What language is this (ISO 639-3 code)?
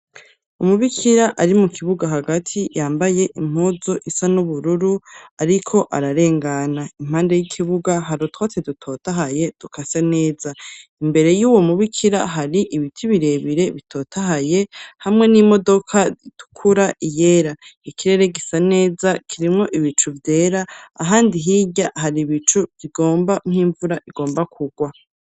run